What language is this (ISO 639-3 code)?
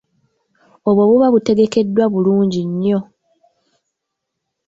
lug